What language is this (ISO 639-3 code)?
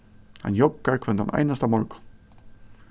fao